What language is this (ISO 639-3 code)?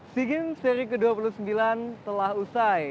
ind